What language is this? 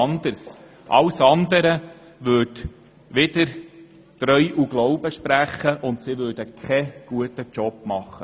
Swiss German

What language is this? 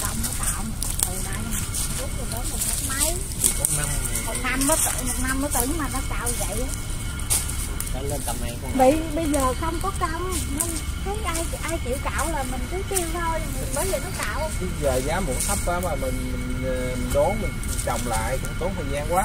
Vietnamese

